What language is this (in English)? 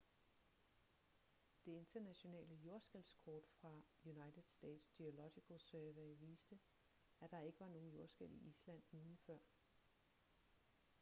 Danish